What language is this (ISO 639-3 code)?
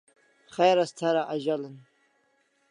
kls